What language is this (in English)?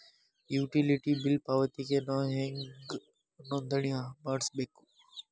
Kannada